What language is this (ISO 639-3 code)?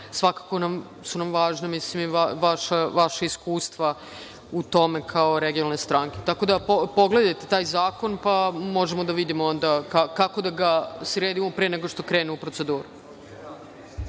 srp